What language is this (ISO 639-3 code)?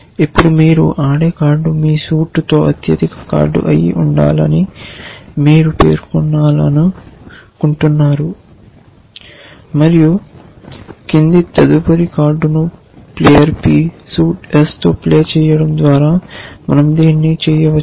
tel